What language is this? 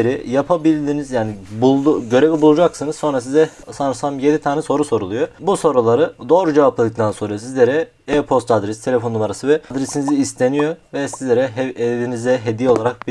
Turkish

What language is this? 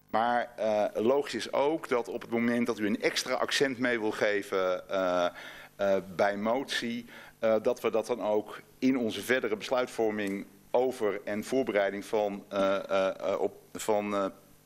Dutch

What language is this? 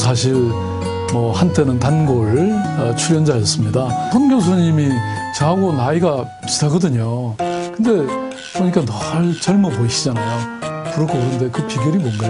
Korean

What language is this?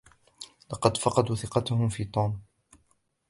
Arabic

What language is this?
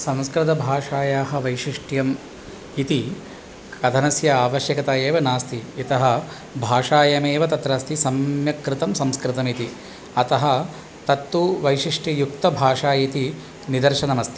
Sanskrit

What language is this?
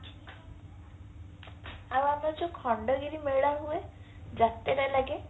Odia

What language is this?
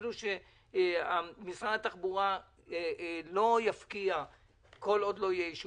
Hebrew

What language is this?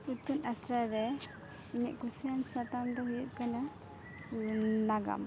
Santali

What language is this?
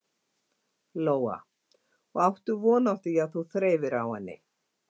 Icelandic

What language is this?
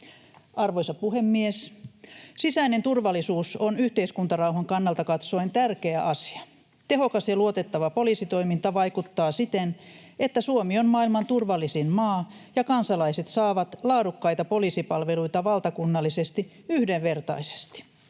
Finnish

